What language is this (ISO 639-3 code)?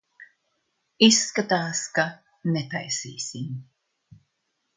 lav